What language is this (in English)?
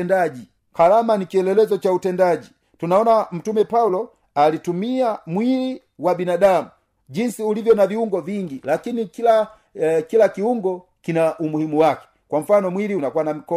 Swahili